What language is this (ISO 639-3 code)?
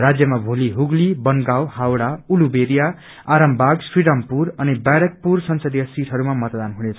nep